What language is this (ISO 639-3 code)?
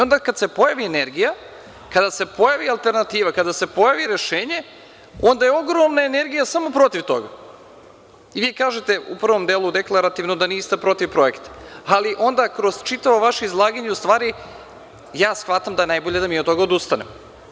srp